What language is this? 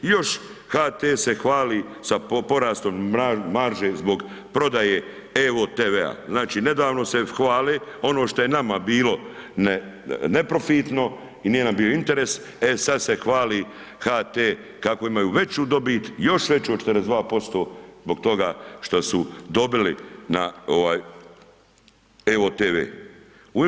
Croatian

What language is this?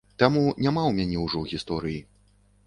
Belarusian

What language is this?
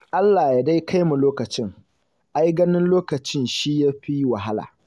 Hausa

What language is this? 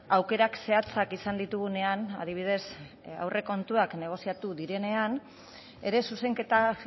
Basque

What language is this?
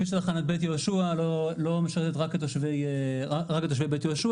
Hebrew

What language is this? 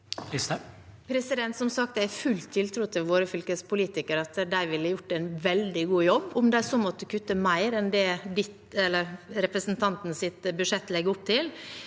Norwegian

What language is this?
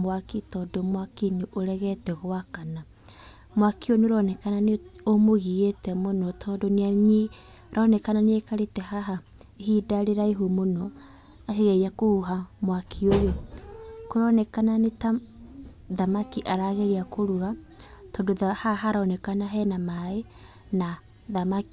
Kikuyu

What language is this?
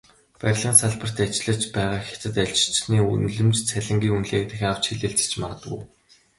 Mongolian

